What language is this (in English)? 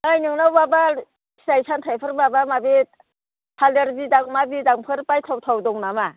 Bodo